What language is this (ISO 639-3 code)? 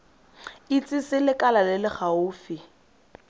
tsn